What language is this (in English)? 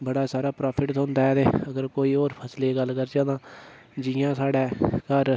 Dogri